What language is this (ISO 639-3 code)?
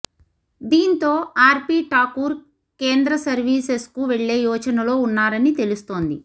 tel